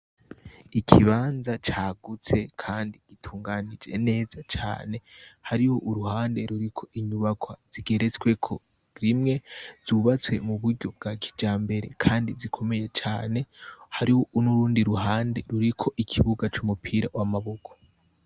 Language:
Rundi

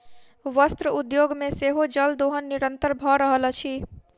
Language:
Maithili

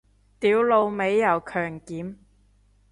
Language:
Cantonese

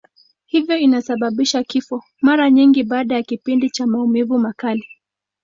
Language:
Swahili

